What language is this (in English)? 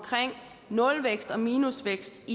Danish